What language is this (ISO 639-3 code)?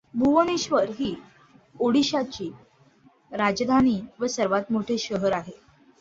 mar